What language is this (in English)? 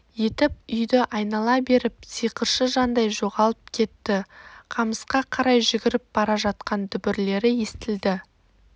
Kazakh